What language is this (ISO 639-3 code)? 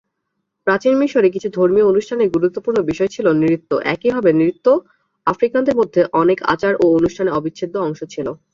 ben